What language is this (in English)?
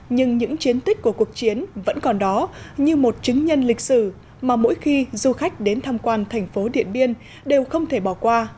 Vietnamese